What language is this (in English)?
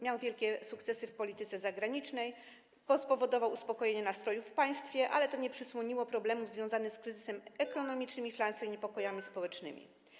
Polish